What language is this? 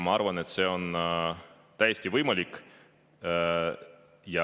Estonian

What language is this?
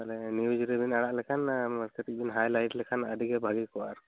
Santali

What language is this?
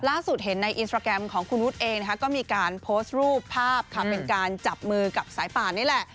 Thai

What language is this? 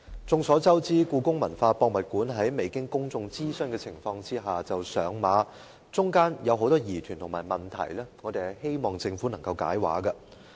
Cantonese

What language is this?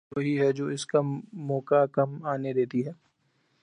Urdu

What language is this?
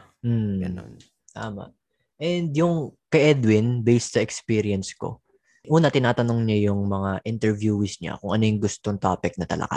Filipino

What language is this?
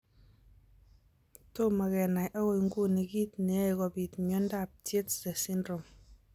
Kalenjin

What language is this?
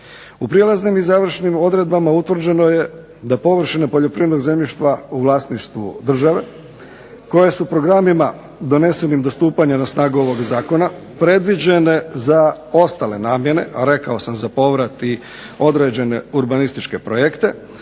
Croatian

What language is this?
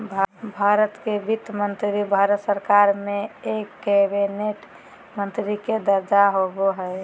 Magahi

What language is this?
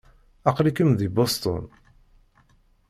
Kabyle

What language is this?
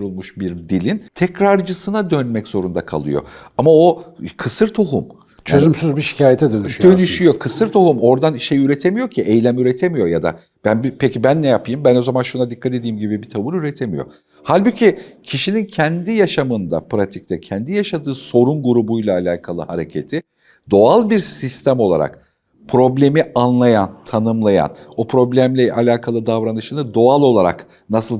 Turkish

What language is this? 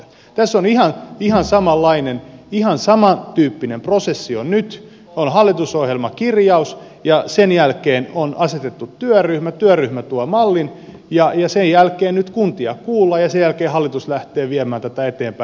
Finnish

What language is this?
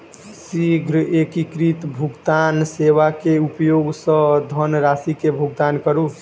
Maithili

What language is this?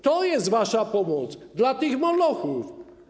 Polish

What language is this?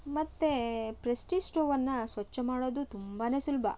Kannada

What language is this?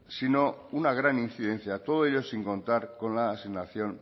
Spanish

